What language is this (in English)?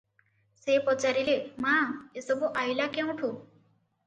Odia